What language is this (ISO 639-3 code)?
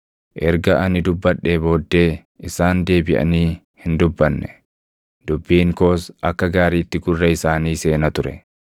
orm